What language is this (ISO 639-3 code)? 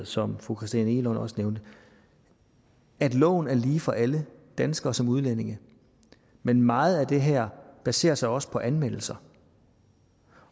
dan